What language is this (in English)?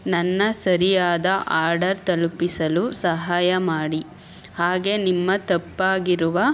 Kannada